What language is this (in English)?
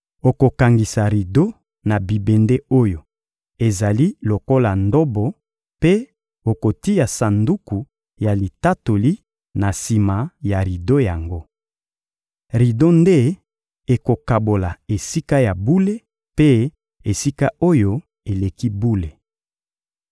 Lingala